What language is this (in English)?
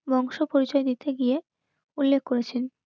Bangla